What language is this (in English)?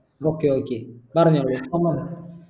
Malayalam